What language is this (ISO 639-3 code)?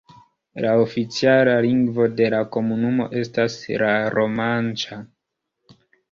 epo